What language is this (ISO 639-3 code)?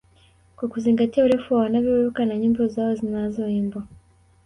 swa